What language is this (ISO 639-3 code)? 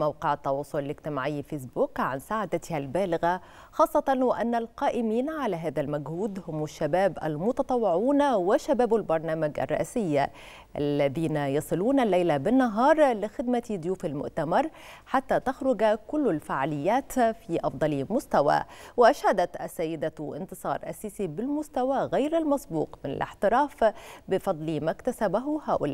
ara